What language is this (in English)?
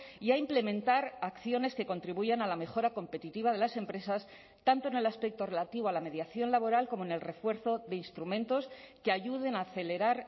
Spanish